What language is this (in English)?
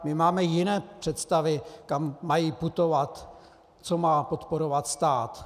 Czech